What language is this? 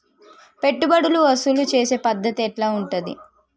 Telugu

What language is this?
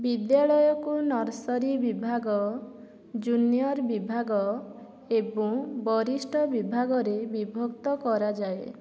Odia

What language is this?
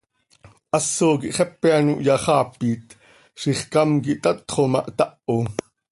Seri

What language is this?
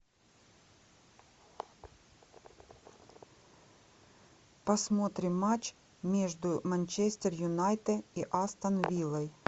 Russian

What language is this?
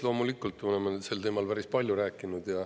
Estonian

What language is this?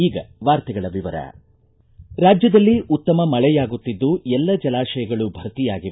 Kannada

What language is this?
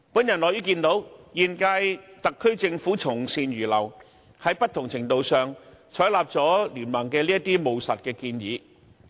Cantonese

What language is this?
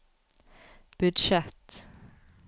Norwegian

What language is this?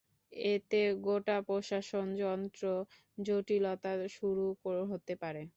Bangla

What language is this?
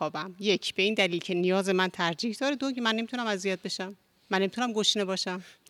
Persian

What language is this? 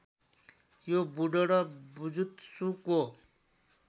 Nepali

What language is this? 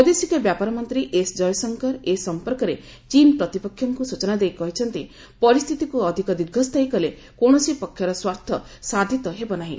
Odia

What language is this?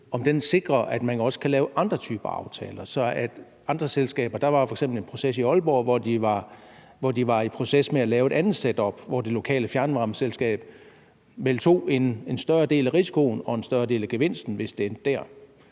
Danish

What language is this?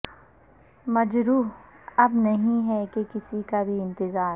Urdu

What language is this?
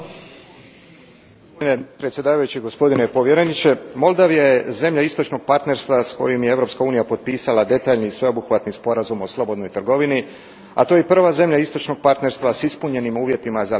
Croatian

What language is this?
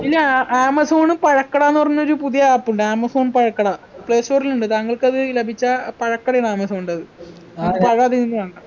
Malayalam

